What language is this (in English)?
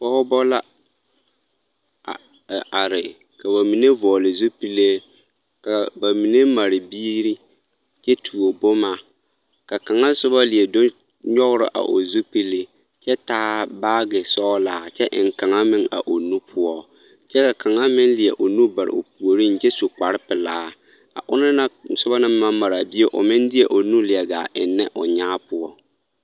Southern Dagaare